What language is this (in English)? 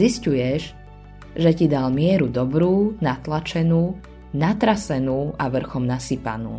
Slovak